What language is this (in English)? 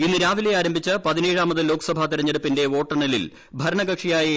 Malayalam